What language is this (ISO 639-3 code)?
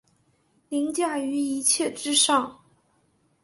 zho